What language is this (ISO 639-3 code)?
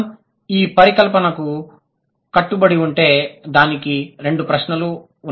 tel